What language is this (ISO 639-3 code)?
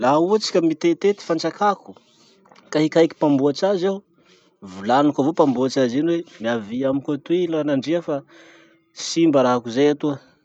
msh